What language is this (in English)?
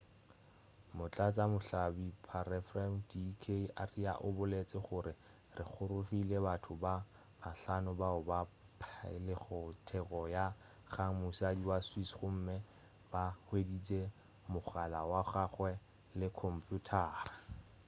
Northern Sotho